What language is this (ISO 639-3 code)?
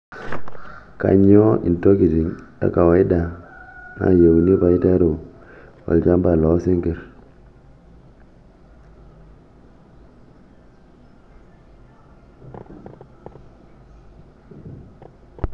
mas